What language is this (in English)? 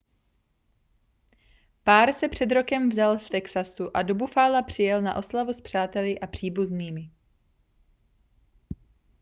Czech